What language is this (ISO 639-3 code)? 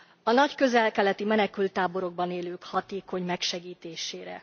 hun